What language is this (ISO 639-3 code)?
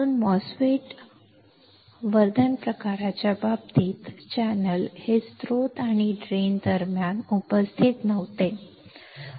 mar